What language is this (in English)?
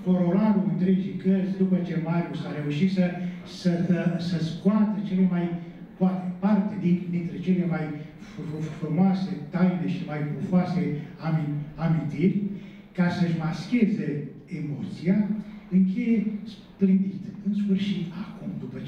Romanian